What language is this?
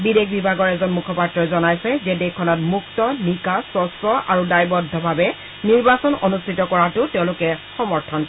Assamese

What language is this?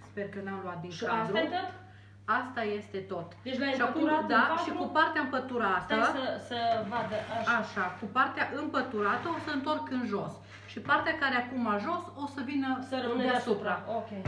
Romanian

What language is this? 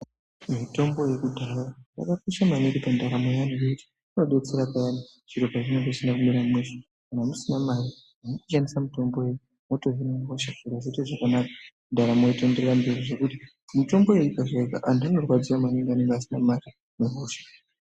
Ndau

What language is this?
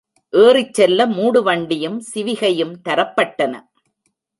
Tamil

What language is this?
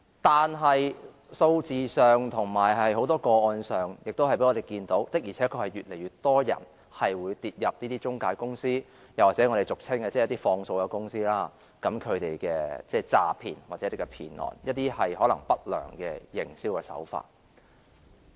Cantonese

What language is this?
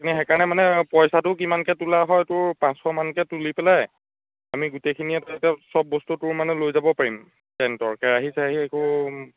Assamese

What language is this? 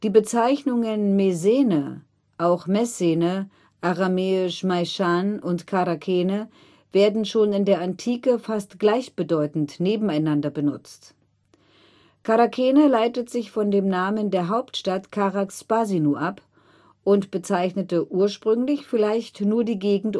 German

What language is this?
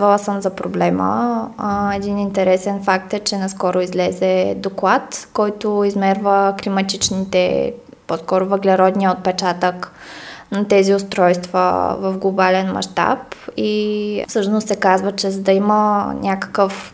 Bulgarian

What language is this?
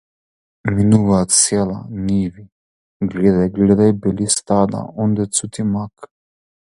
Macedonian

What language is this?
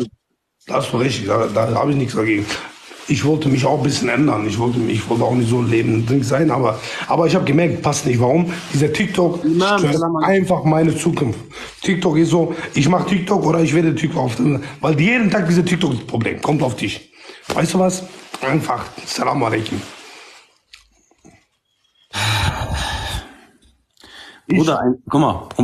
German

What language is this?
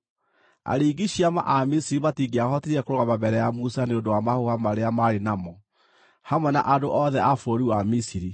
Kikuyu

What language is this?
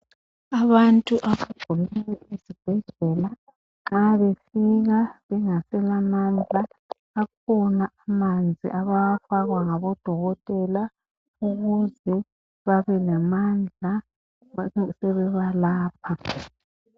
North Ndebele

